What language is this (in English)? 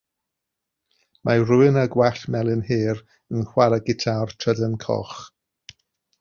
Welsh